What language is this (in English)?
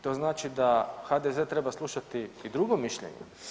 Croatian